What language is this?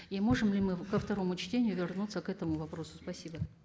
Kazakh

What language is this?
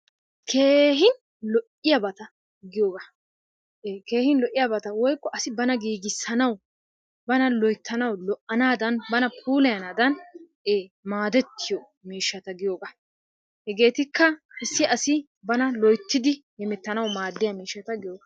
Wolaytta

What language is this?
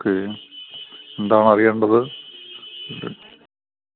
Malayalam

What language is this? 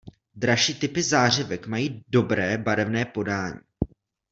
Czech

